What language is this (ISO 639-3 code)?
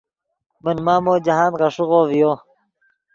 ydg